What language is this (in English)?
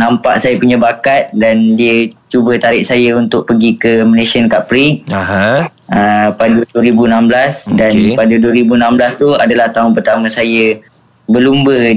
Malay